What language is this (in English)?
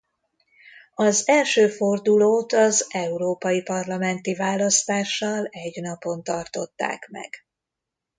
Hungarian